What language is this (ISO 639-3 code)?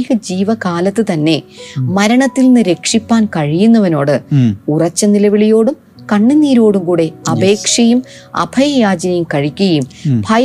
mal